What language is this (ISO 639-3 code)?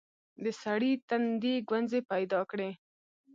pus